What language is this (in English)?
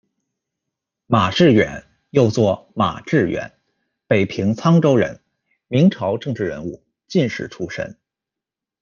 Chinese